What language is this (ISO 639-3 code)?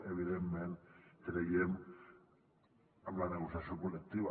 cat